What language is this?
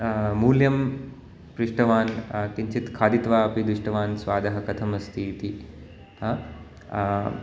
Sanskrit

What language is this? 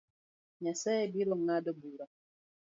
Luo (Kenya and Tanzania)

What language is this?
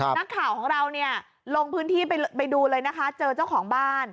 Thai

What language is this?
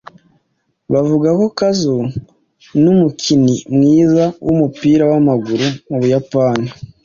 Kinyarwanda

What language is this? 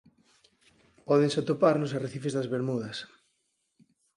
Galician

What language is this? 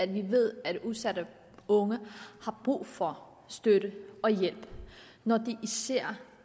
Danish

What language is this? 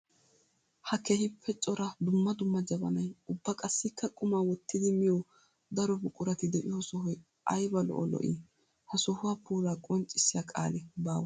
Wolaytta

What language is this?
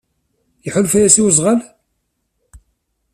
Kabyle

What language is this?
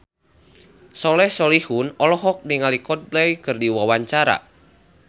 Sundanese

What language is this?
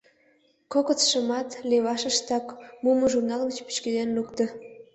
Mari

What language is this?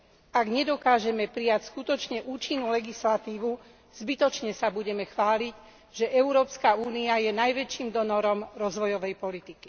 Slovak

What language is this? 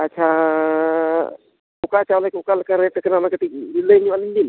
Santali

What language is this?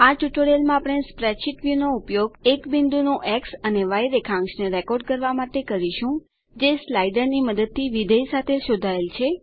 Gujarati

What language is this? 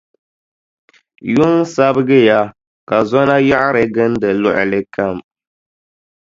Dagbani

